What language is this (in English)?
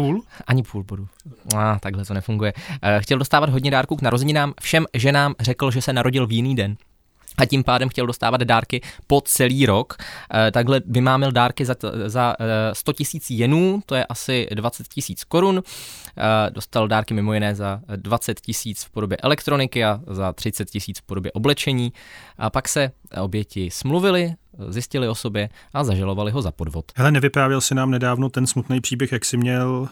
Czech